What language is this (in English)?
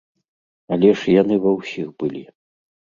Belarusian